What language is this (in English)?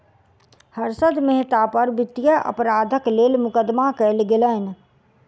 Maithili